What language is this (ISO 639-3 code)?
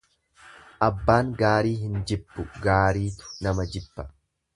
orm